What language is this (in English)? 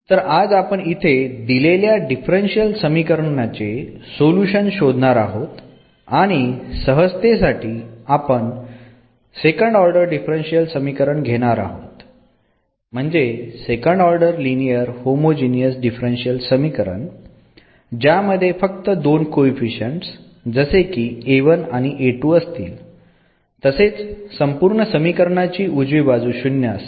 Marathi